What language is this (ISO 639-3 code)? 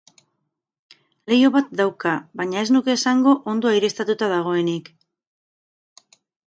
eus